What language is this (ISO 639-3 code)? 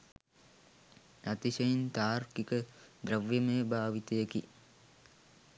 sin